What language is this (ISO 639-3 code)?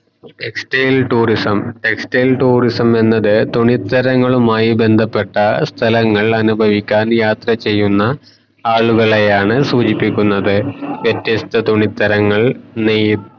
mal